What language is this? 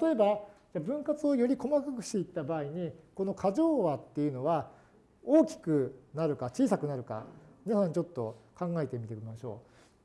Japanese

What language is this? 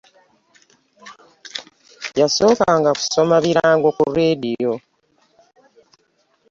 Ganda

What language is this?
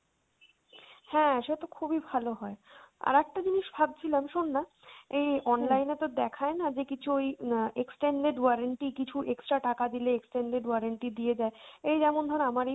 Bangla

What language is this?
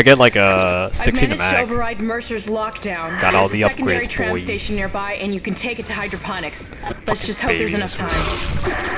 English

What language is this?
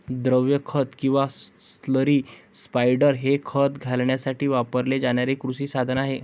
Marathi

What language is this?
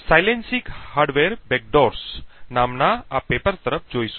Gujarati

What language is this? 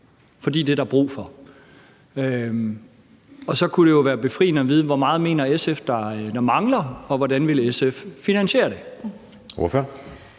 Danish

